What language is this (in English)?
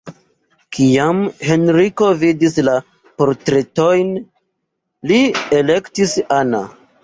Esperanto